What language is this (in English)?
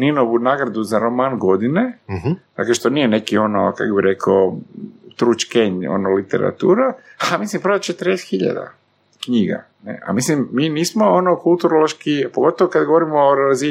Croatian